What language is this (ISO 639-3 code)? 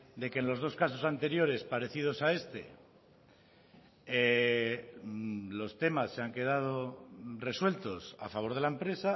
spa